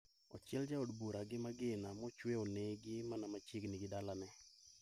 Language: Luo (Kenya and Tanzania)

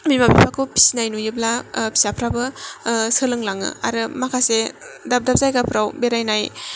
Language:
Bodo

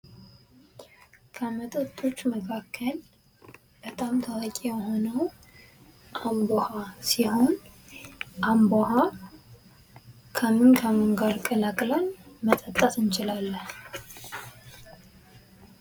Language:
Amharic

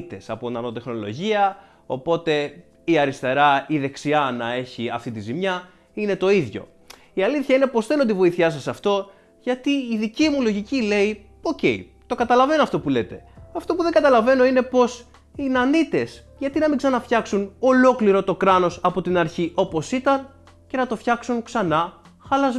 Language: Greek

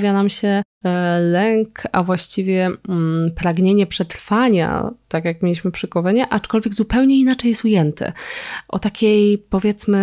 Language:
Polish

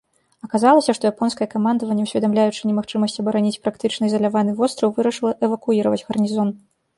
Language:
Belarusian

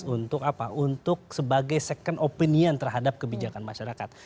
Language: Indonesian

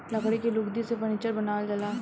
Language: Bhojpuri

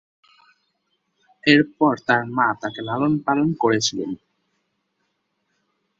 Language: Bangla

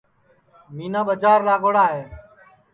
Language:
Sansi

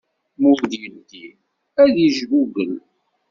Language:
Kabyle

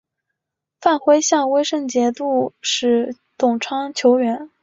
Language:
Chinese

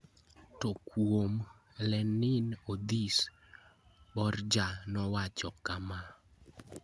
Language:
Luo (Kenya and Tanzania)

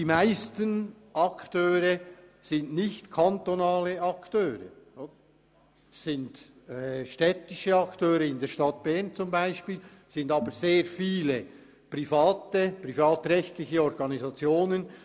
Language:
Swiss German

